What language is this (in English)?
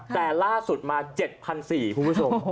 Thai